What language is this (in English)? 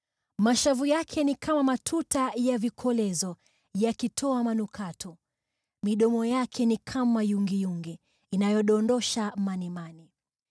Swahili